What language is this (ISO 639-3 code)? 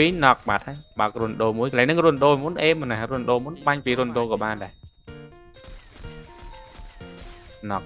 vie